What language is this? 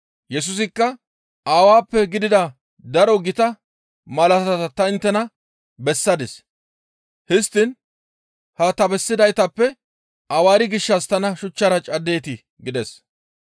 Gamo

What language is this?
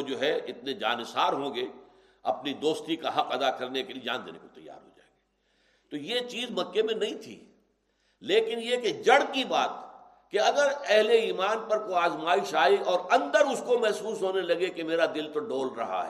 Urdu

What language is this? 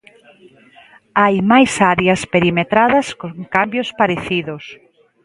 Galician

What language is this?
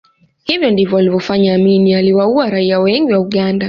Swahili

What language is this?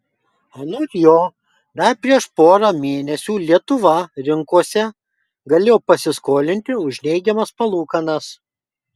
Lithuanian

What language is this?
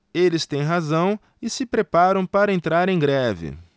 Portuguese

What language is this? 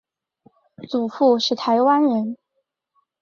Chinese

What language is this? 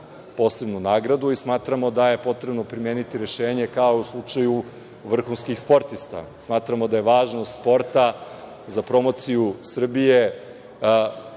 Serbian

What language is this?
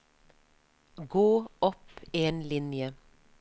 Norwegian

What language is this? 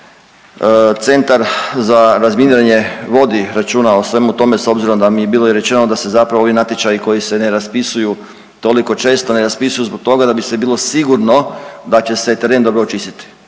Croatian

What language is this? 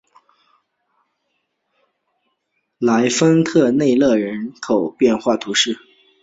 Chinese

